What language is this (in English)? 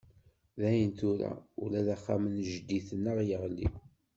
Kabyle